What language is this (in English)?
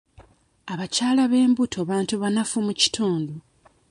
Ganda